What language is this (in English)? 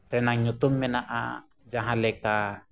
Santali